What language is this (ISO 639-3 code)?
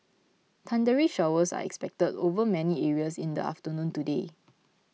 eng